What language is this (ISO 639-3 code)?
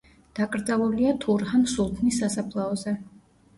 kat